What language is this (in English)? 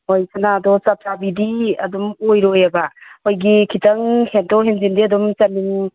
Manipuri